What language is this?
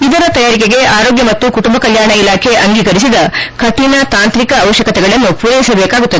Kannada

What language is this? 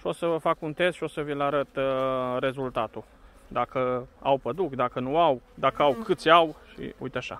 Romanian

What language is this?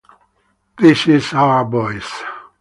English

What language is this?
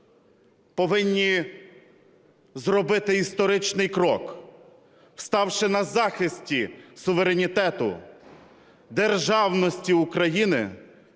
Ukrainian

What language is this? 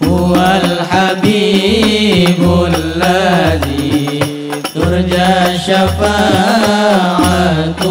Arabic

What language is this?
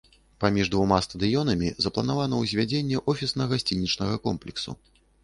Belarusian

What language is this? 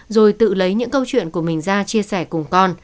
Vietnamese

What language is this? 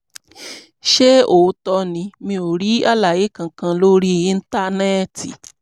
Yoruba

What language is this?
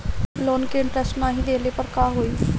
Bhojpuri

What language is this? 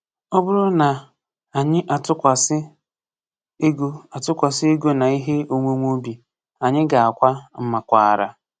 Igbo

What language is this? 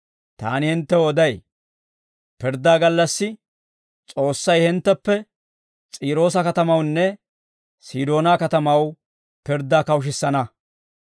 Dawro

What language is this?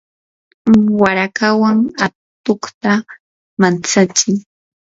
Yanahuanca Pasco Quechua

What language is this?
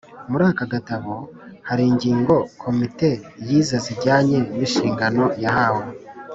Kinyarwanda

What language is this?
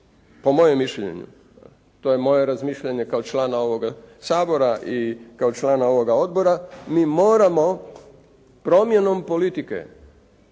Croatian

